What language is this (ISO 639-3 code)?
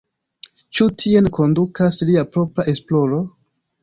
epo